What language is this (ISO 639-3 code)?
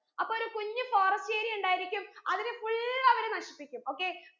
mal